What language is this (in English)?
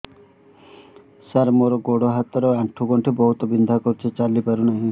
Odia